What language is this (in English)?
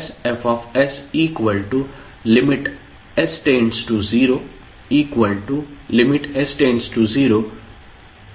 Marathi